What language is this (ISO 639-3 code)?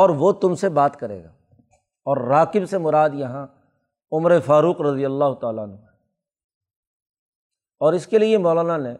urd